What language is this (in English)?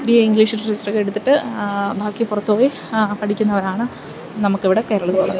Malayalam